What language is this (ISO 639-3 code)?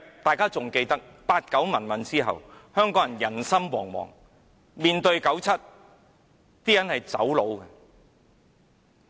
yue